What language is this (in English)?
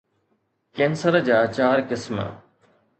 Sindhi